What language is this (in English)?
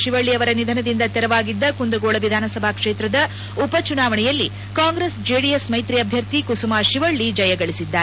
Kannada